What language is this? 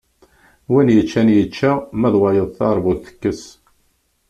Kabyle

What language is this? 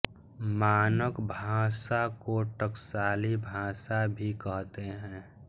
Hindi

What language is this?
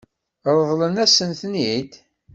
Kabyle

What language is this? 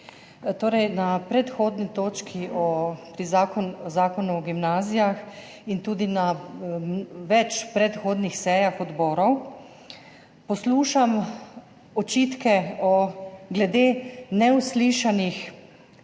Slovenian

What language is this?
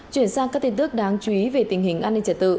Vietnamese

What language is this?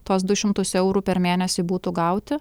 Lithuanian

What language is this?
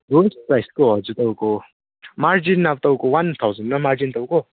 Nepali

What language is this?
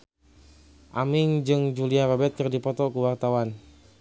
Sundanese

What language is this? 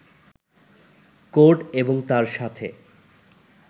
Bangla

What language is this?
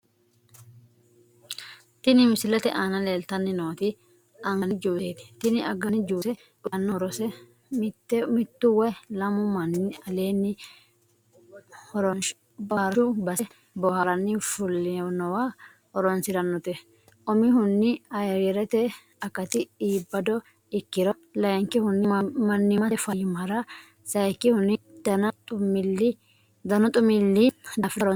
Sidamo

